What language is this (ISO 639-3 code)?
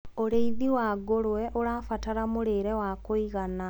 kik